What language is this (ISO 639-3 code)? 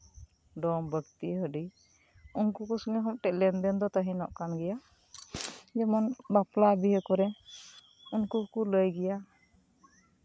sat